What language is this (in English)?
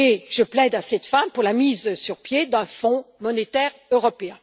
French